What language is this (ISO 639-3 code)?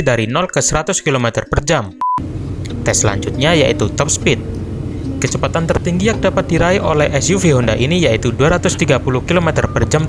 ind